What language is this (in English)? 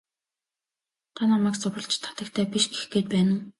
Mongolian